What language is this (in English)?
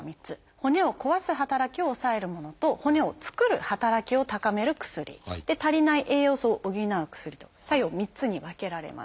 Japanese